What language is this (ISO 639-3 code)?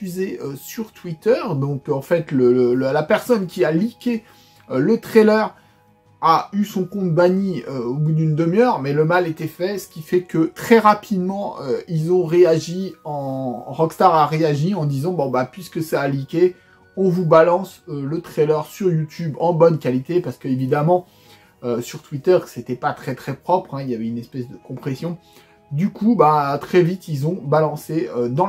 fra